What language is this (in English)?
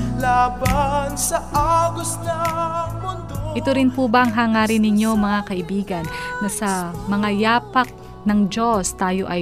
Filipino